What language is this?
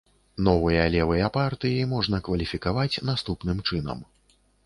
Belarusian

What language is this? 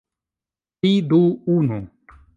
Esperanto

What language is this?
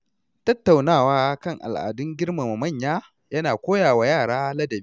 Hausa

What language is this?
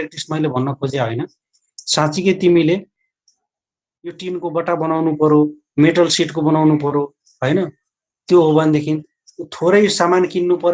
Hindi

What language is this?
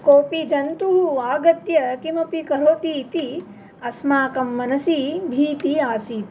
Sanskrit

